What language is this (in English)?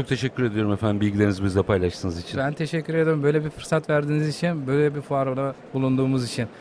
Turkish